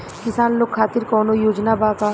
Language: Bhojpuri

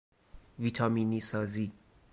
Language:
Persian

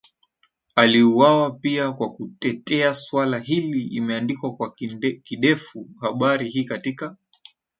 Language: Swahili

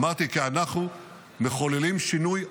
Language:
Hebrew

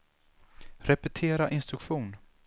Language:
Swedish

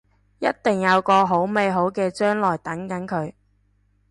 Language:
Cantonese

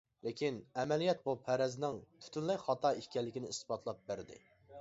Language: Uyghur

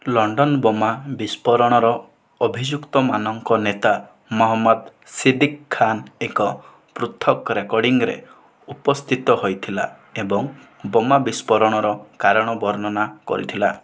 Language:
Odia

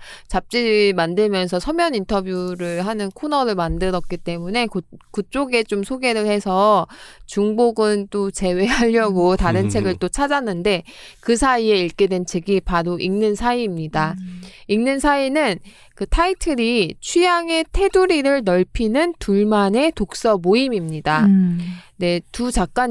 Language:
Korean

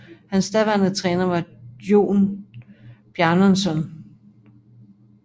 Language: Danish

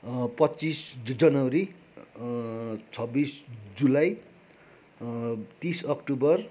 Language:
Nepali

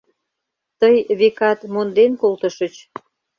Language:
Mari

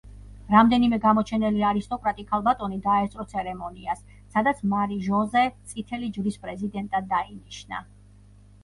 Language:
Georgian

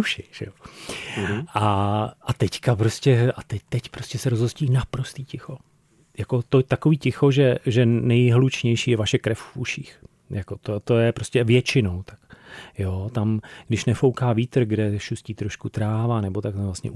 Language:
Czech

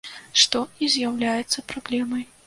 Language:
Belarusian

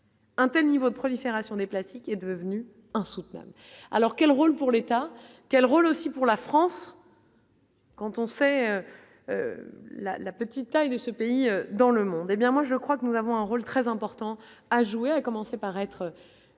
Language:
French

